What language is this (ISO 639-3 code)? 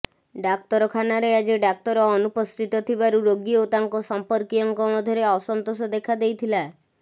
ori